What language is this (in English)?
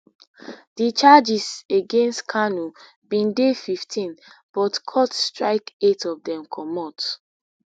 Nigerian Pidgin